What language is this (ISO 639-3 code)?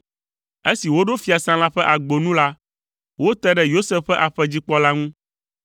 ewe